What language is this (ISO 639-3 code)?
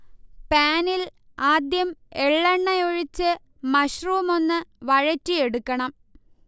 mal